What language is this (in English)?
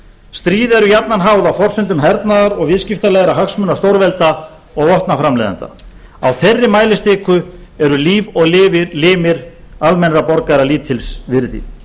Icelandic